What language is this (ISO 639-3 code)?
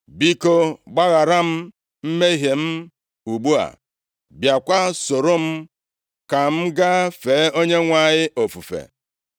ibo